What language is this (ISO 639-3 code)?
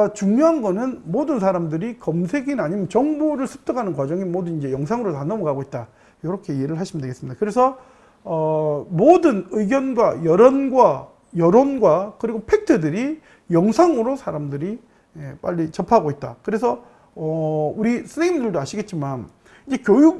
kor